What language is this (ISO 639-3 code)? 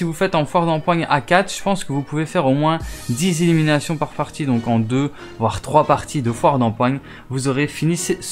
fra